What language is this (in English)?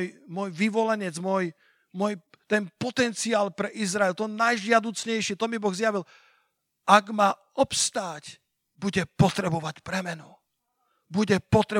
Slovak